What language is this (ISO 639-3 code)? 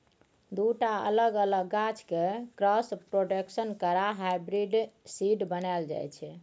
mai